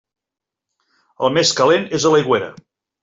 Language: Catalan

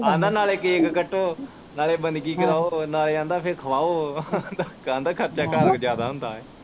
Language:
Punjabi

